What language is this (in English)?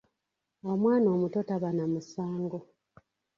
Ganda